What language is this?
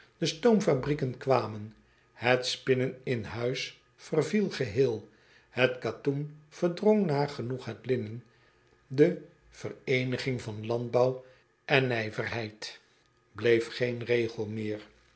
Dutch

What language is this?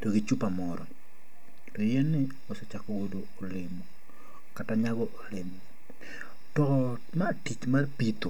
Luo (Kenya and Tanzania)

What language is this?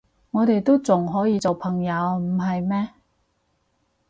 Cantonese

